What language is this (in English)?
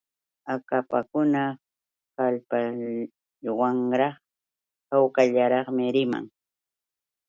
Yauyos Quechua